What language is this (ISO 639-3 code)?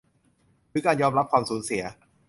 tha